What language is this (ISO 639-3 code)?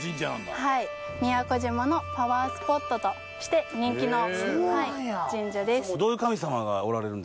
jpn